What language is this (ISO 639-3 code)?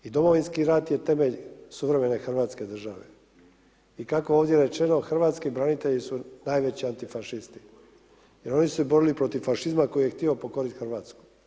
hrv